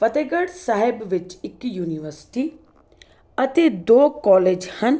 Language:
Punjabi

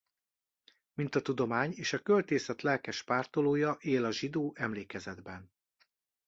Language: Hungarian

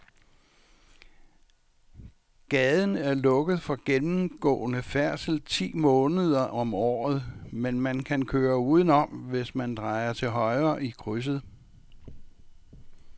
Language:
Danish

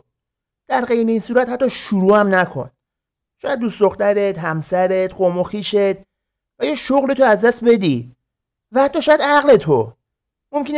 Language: Persian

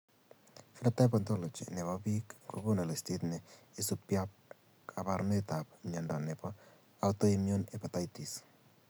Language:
Kalenjin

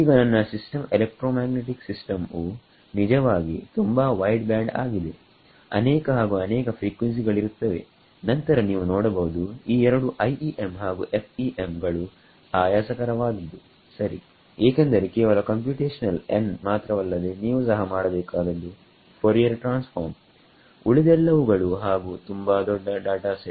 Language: Kannada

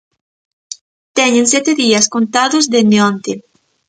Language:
Galician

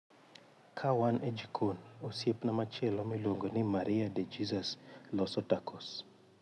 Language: Luo (Kenya and Tanzania)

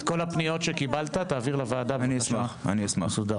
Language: Hebrew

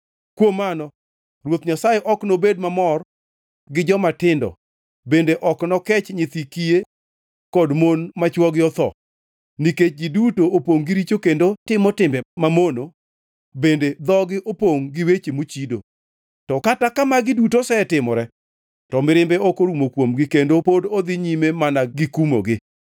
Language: Luo (Kenya and Tanzania)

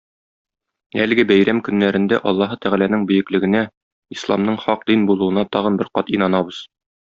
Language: Tatar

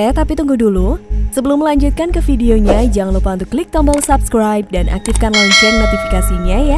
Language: Indonesian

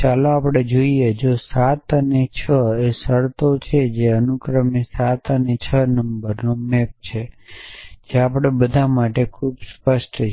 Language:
Gujarati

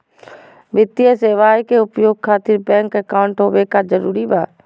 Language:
Magahi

